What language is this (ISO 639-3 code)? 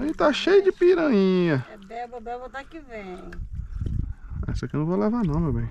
por